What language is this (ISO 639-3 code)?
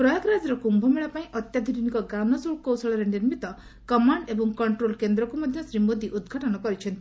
ori